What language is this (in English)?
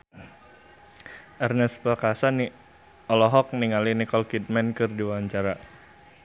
Sundanese